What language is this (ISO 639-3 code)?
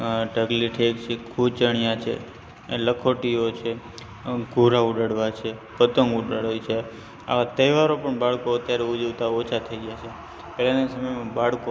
guj